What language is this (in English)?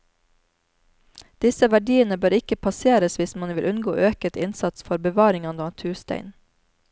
Norwegian